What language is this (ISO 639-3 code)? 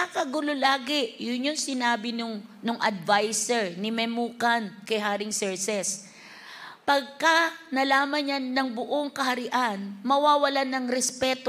fil